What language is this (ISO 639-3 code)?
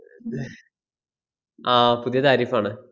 mal